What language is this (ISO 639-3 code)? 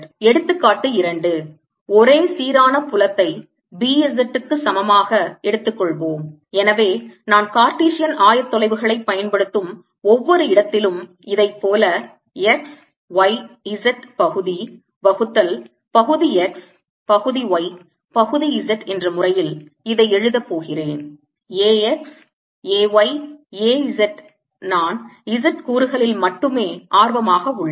tam